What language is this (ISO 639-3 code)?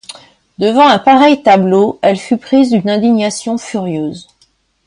fra